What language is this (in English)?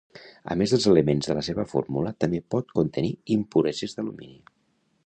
Catalan